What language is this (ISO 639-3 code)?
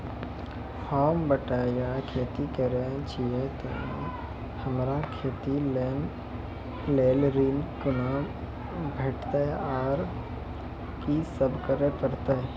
mai